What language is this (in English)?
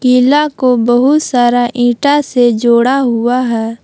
Hindi